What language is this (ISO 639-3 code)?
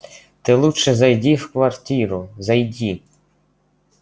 rus